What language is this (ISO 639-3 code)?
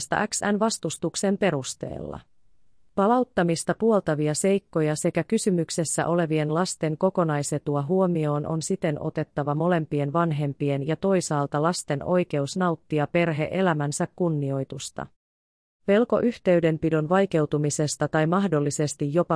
fin